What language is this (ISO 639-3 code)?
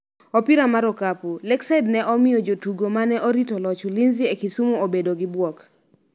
luo